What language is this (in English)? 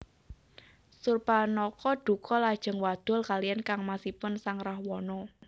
Javanese